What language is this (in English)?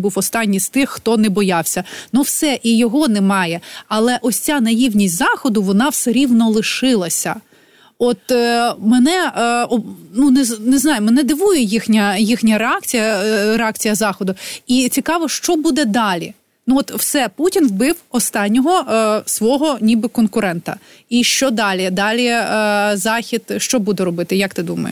Ukrainian